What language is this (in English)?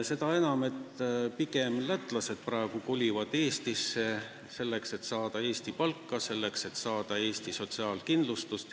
Estonian